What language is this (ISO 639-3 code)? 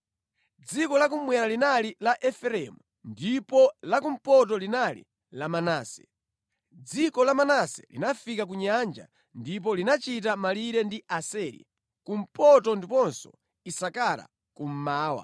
nya